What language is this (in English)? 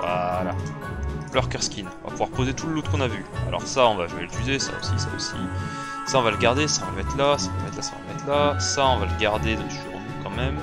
French